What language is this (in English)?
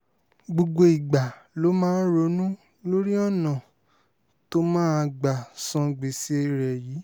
Yoruba